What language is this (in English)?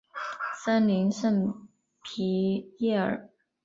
Chinese